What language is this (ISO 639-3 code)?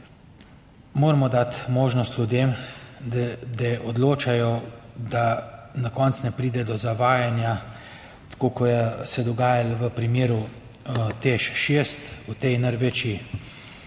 slv